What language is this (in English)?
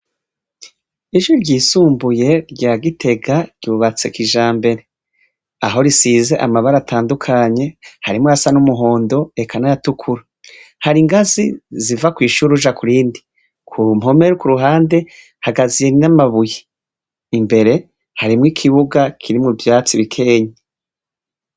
Rundi